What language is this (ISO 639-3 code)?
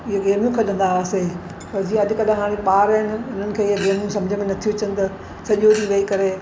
snd